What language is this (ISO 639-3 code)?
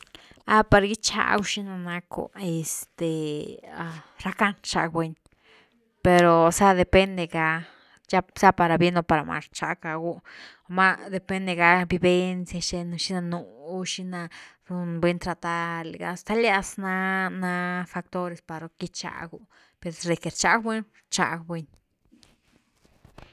ztu